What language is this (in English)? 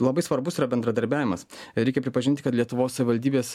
Lithuanian